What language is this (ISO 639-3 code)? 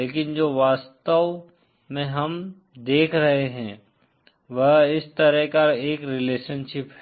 hin